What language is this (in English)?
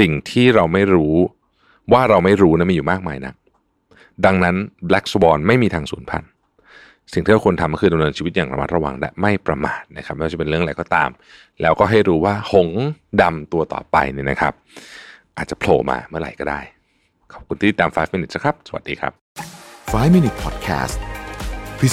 Thai